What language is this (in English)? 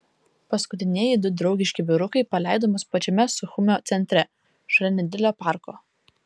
Lithuanian